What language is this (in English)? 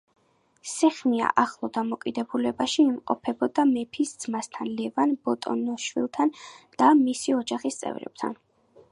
Georgian